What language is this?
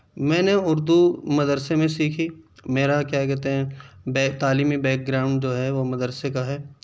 Urdu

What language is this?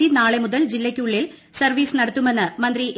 Malayalam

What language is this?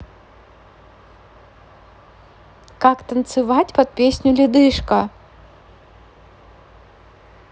Russian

